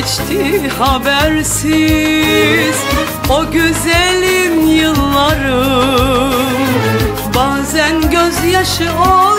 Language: Turkish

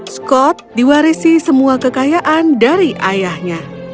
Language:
Indonesian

